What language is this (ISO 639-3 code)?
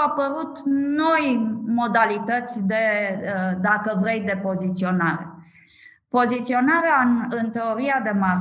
ron